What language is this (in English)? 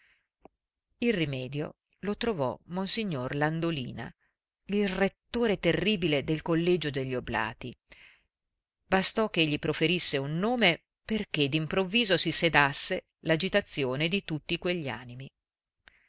Italian